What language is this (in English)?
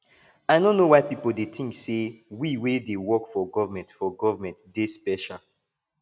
Nigerian Pidgin